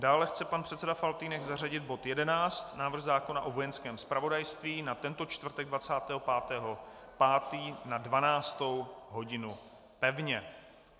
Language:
Czech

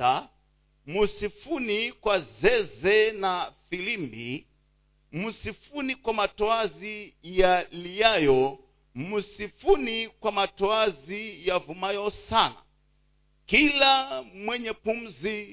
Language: Swahili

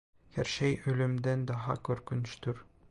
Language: Turkish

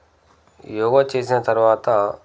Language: Telugu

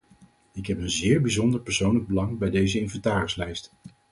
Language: Dutch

